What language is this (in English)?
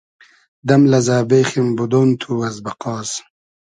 Hazaragi